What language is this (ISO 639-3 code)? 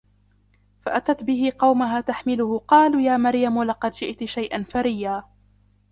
ara